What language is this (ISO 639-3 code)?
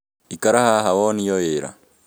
kik